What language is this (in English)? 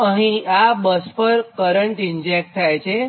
Gujarati